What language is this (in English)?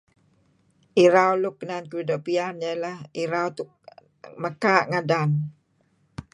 Kelabit